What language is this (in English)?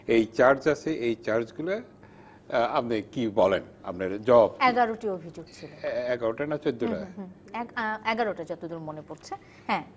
Bangla